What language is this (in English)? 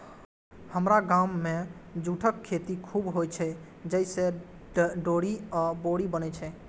Maithili